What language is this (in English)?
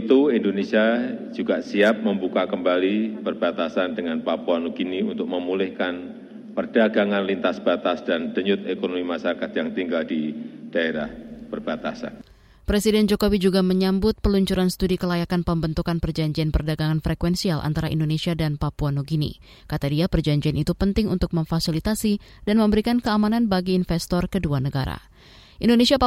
Indonesian